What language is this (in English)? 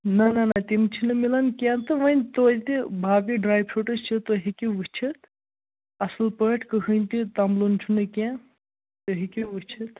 Kashmiri